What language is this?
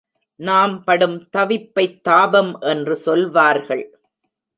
Tamil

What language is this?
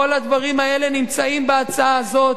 Hebrew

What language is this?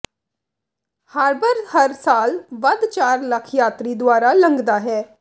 Punjabi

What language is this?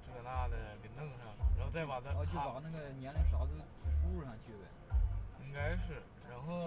Chinese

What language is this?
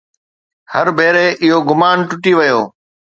Sindhi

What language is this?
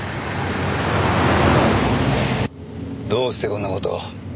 Japanese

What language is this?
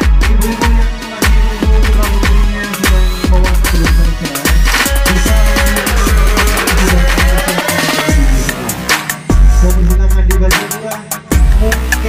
Indonesian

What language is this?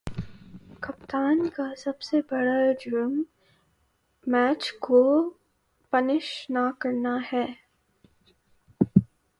Urdu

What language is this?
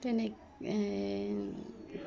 Assamese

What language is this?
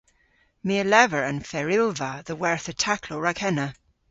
Cornish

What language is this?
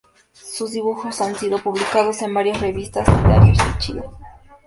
Spanish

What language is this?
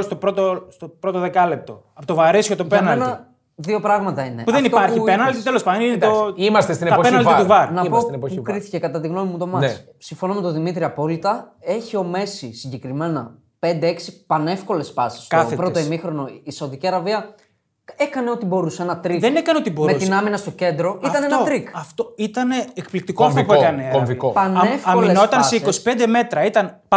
Greek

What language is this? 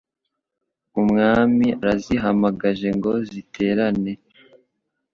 Kinyarwanda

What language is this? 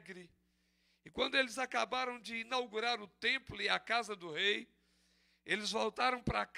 Portuguese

